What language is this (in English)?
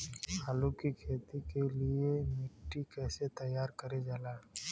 Bhojpuri